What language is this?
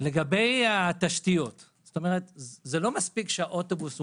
Hebrew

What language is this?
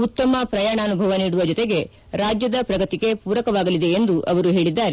Kannada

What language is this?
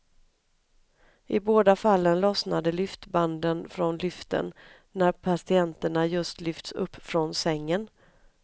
Swedish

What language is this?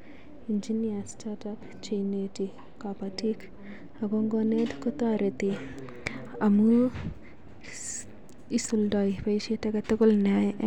Kalenjin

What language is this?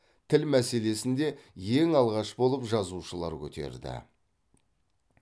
Kazakh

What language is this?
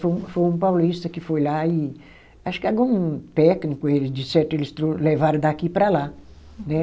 Portuguese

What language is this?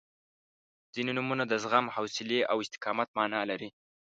Pashto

